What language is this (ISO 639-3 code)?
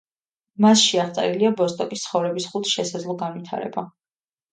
kat